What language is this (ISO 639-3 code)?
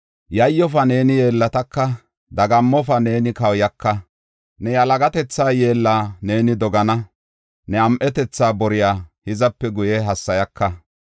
gof